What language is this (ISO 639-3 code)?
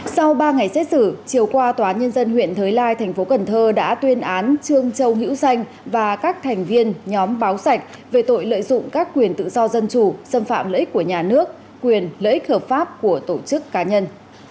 vie